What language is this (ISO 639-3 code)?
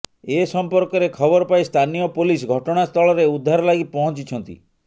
ori